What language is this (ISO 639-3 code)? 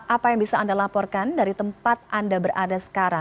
ind